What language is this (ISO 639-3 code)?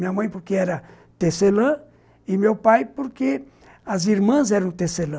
por